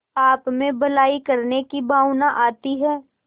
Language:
Hindi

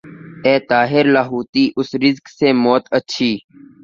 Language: Urdu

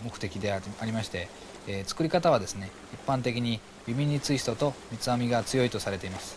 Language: Japanese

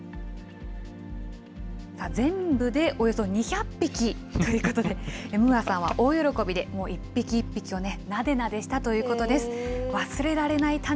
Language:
Japanese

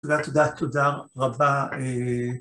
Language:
Hebrew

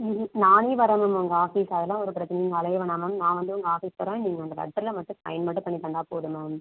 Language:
Tamil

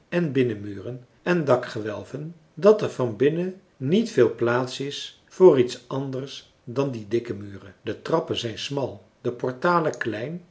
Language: Dutch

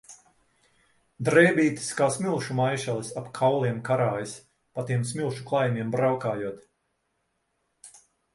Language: Latvian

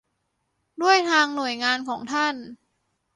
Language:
Thai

